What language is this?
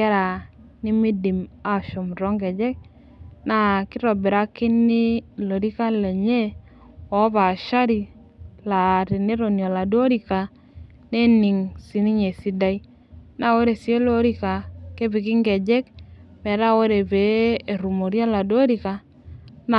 Masai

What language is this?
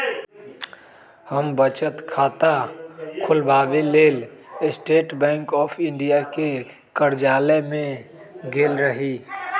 Magahi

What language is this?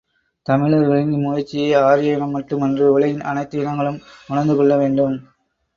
Tamil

